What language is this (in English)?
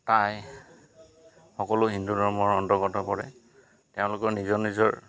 Assamese